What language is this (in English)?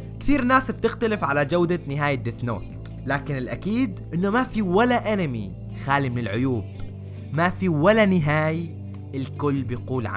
Arabic